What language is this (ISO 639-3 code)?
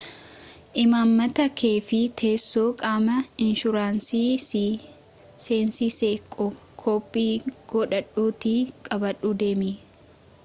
orm